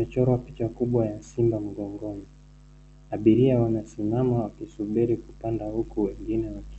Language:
Swahili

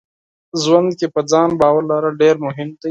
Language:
Pashto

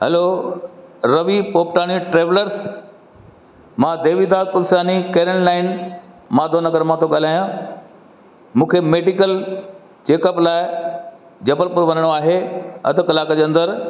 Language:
Sindhi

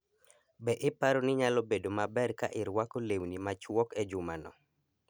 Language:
Luo (Kenya and Tanzania)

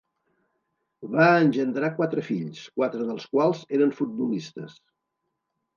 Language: Catalan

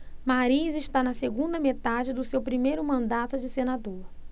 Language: Portuguese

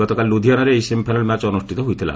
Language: Odia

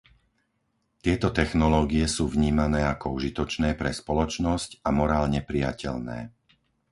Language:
Slovak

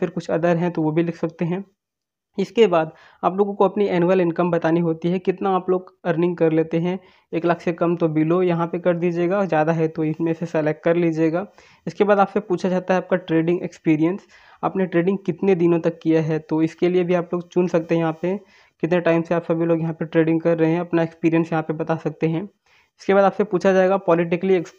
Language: Hindi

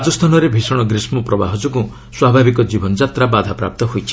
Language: Odia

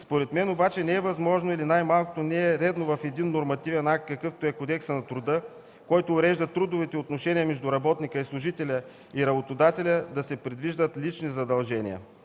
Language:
Bulgarian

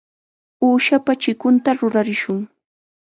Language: Chiquián Ancash Quechua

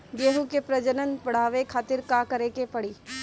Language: Bhojpuri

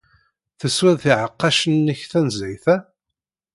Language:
Kabyle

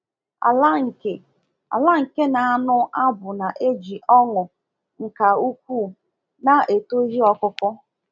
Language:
Igbo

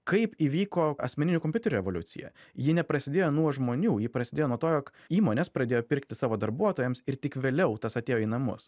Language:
Lithuanian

